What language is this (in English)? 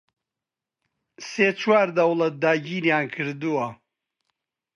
Central Kurdish